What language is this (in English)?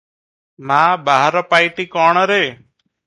Odia